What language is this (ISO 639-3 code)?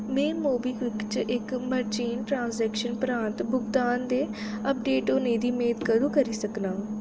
doi